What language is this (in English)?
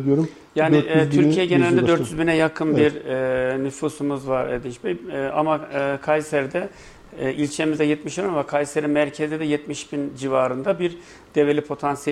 Turkish